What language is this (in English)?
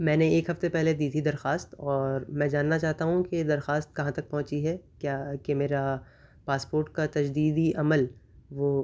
Urdu